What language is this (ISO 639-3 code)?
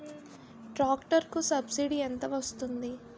tel